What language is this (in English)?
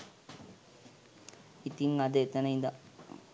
Sinhala